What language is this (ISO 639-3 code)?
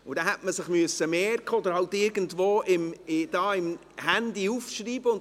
gsw